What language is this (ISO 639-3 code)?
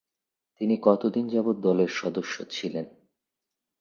ben